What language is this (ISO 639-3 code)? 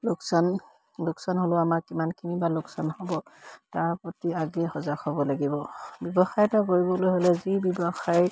asm